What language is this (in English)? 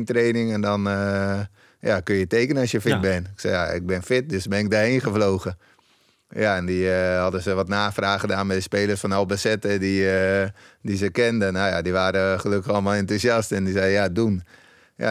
Dutch